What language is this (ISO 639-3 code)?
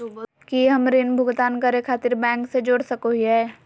mag